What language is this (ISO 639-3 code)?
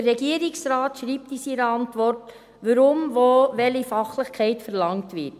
gsw